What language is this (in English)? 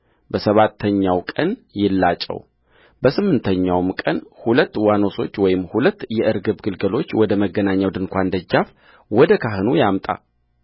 Amharic